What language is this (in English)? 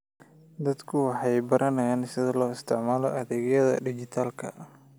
Somali